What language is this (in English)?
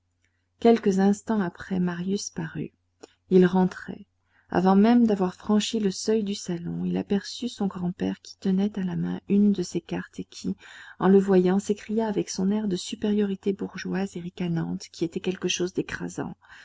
French